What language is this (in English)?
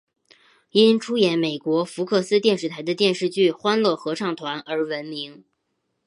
Chinese